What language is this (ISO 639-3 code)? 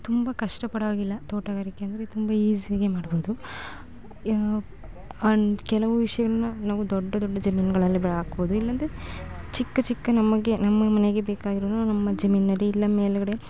kan